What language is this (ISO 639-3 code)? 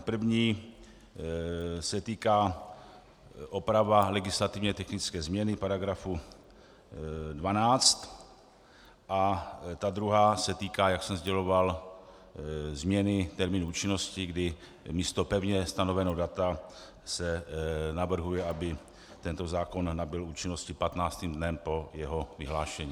ces